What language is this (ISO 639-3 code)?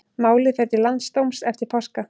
isl